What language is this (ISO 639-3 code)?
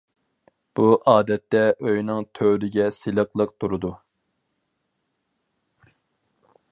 uig